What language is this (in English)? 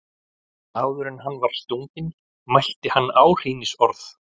Icelandic